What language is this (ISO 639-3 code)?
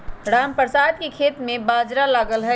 mag